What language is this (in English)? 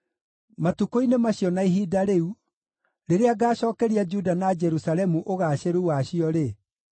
Kikuyu